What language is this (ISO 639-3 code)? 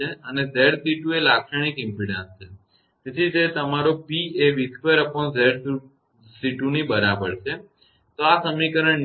guj